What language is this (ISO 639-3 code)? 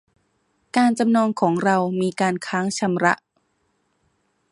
tha